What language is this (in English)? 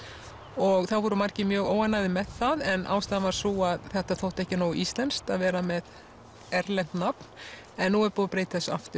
Icelandic